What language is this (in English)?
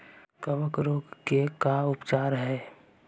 Magahi